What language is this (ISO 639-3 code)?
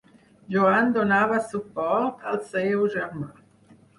cat